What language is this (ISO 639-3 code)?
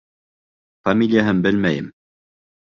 bak